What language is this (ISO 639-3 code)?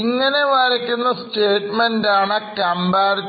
mal